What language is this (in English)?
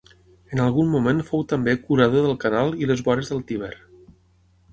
Catalan